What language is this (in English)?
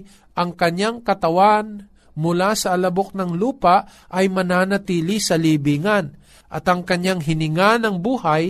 Filipino